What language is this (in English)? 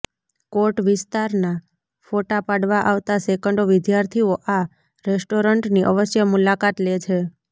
Gujarati